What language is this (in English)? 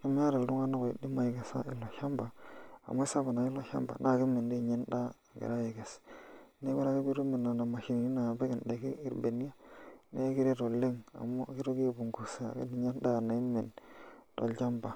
Masai